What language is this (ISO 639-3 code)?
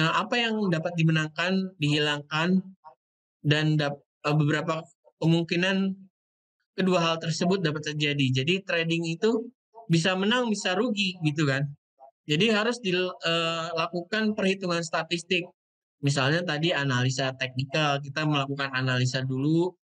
ind